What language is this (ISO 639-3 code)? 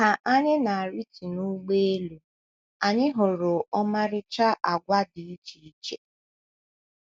ibo